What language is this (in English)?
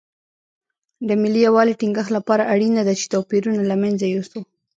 Pashto